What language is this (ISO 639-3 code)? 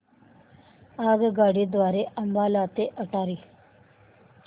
mar